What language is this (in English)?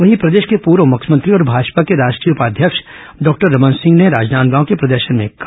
Hindi